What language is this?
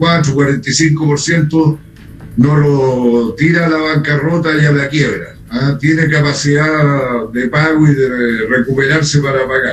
Spanish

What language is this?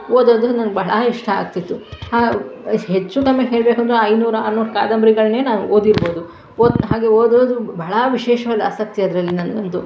Kannada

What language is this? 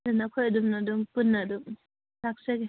Manipuri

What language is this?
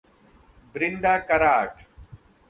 Hindi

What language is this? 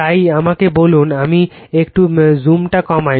Bangla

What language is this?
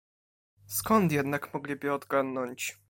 Polish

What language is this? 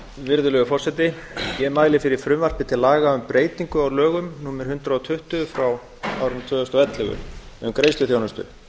Icelandic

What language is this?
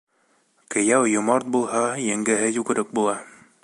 Bashkir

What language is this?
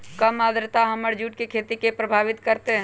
Magahi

